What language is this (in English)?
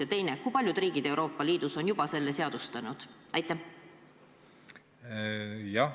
Estonian